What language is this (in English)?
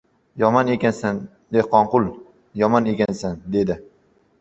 Uzbek